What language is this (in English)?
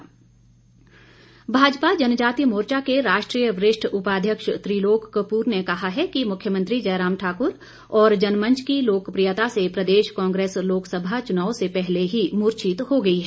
Hindi